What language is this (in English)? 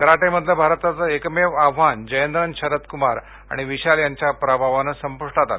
Marathi